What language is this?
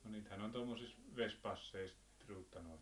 Finnish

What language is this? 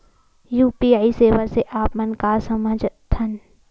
Chhattisgarhi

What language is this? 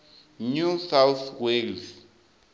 Venda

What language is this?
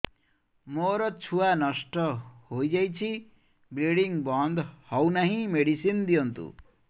Odia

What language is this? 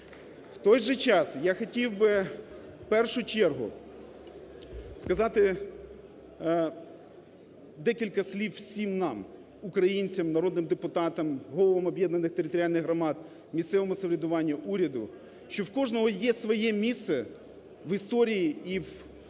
Ukrainian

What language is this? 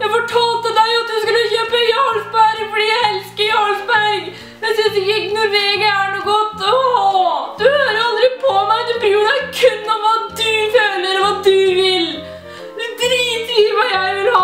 Norwegian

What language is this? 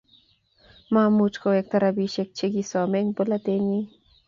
Kalenjin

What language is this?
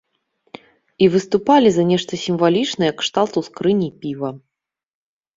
Belarusian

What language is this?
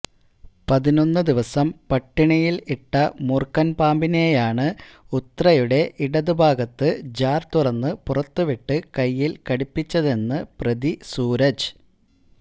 Malayalam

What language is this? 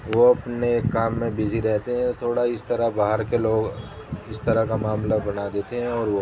Urdu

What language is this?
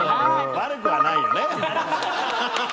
Japanese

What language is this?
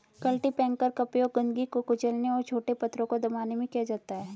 Hindi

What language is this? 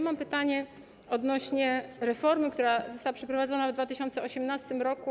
Polish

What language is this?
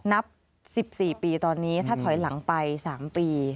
Thai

